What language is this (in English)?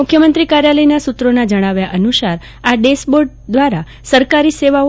Gujarati